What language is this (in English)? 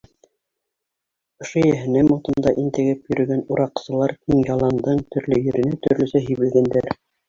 Bashkir